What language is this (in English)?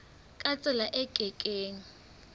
Southern Sotho